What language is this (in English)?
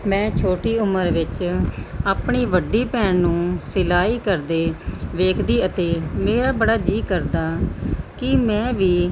Punjabi